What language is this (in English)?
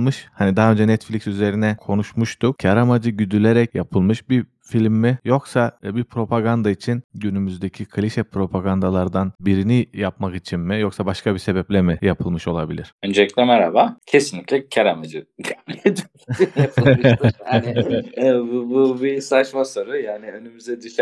Turkish